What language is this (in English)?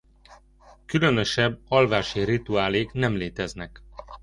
Hungarian